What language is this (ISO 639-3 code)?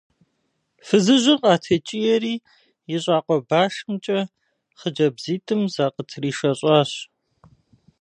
kbd